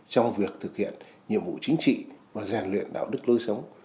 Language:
Vietnamese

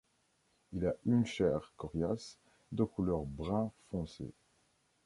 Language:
French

